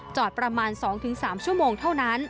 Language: Thai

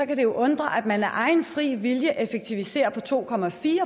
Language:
Danish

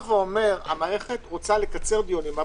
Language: Hebrew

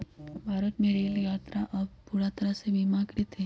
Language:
Magahi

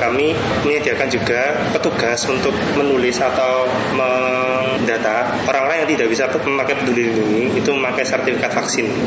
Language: Indonesian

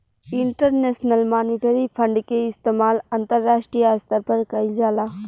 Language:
Bhojpuri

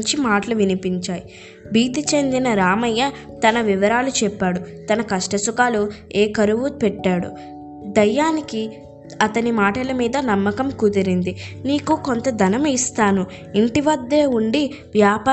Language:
Telugu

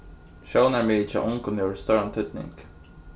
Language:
Faroese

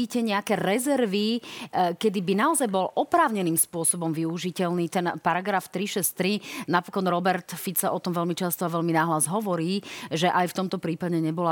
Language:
Slovak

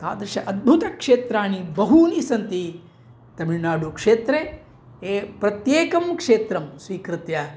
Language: Sanskrit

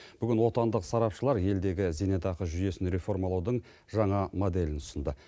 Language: Kazakh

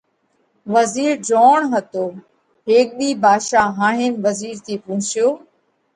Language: Parkari Koli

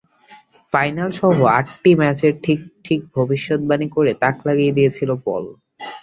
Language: Bangla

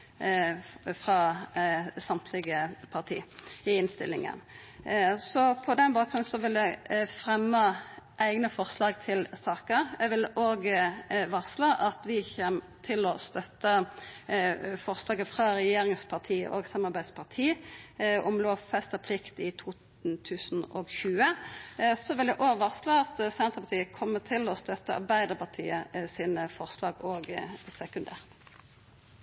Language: Norwegian Nynorsk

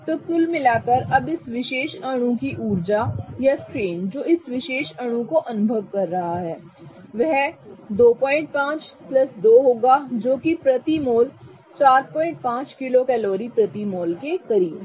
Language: Hindi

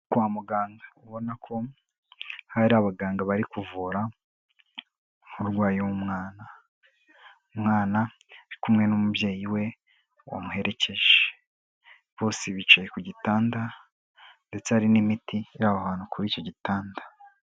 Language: Kinyarwanda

